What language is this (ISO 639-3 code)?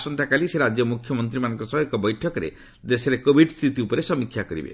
ori